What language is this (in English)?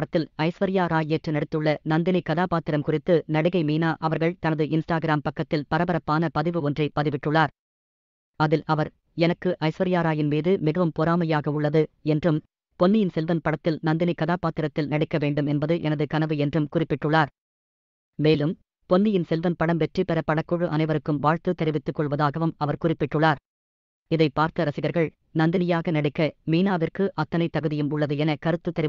Romanian